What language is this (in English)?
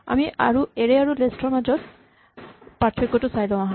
Assamese